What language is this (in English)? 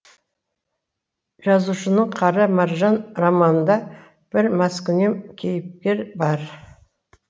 Kazakh